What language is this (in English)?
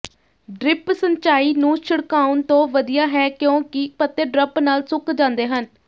Punjabi